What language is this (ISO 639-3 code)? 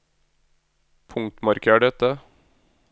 nor